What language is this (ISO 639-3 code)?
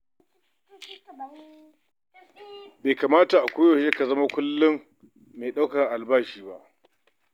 hau